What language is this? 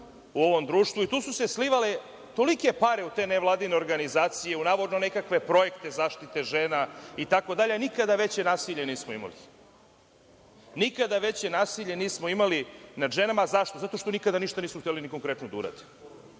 Serbian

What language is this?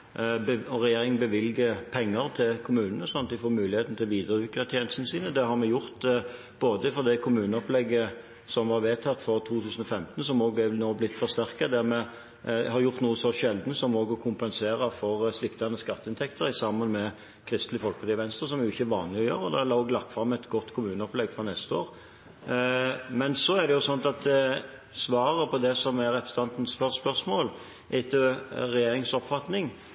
Norwegian Bokmål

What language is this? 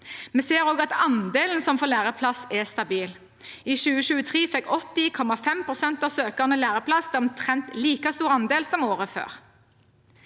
Norwegian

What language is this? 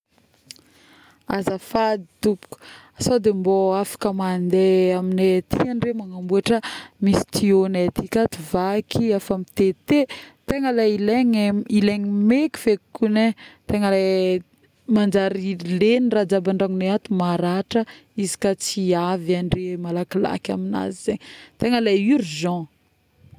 Northern Betsimisaraka Malagasy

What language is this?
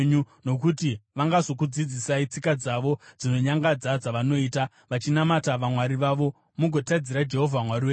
Shona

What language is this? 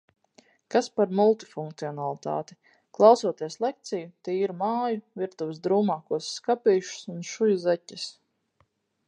Latvian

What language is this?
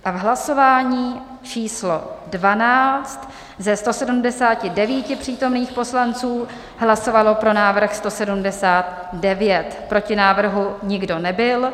Czech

